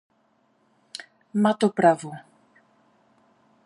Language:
Polish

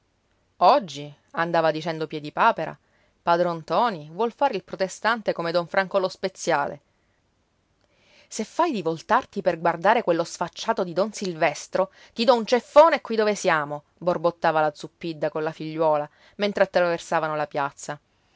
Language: Italian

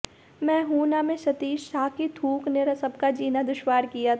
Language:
Hindi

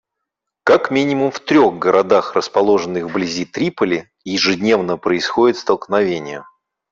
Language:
Russian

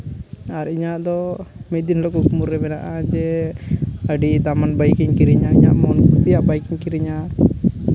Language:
Santali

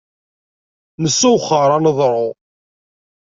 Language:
Kabyle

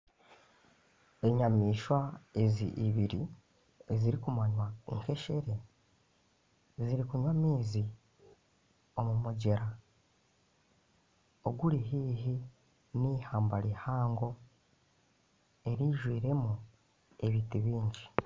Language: Nyankole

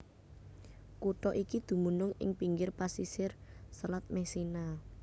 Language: Javanese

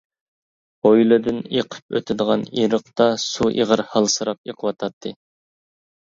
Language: Uyghur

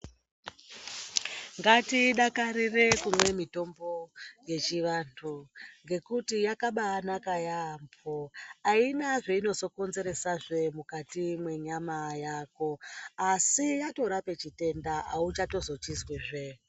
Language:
Ndau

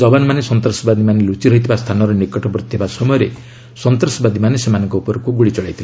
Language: Odia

